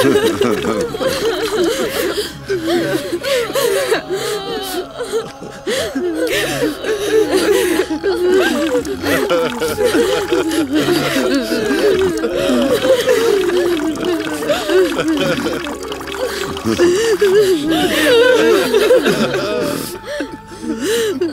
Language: Arabic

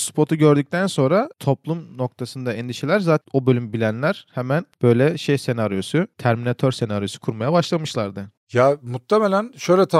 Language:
Turkish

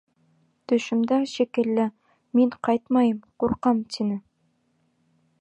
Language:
Bashkir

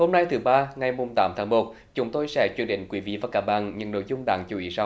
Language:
Vietnamese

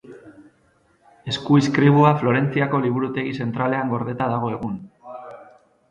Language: Basque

